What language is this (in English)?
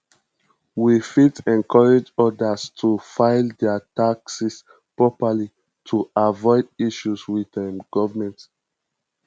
Nigerian Pidgin